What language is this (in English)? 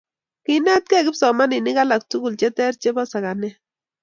Kalenjin